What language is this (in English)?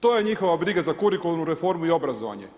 Croatian